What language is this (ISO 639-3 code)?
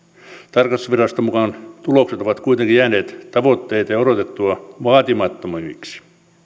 fin